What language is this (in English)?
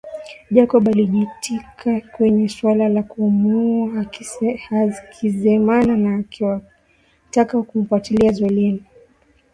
Swahili